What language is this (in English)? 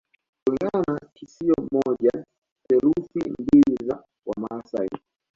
Swahili